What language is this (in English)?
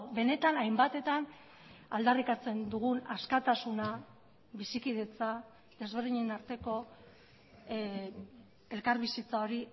Basque